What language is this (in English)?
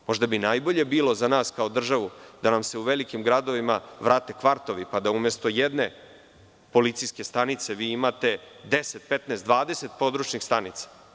Serbian